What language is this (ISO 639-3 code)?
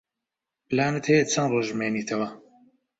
ckb